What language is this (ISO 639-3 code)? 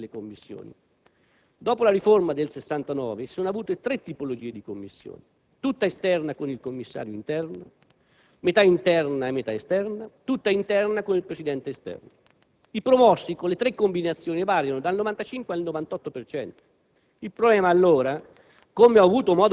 ita